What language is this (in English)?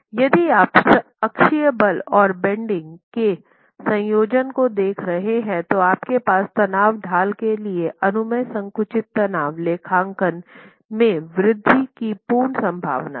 Hindi